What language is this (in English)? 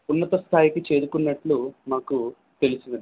Telugu